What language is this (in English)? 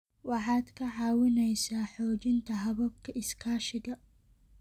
Somali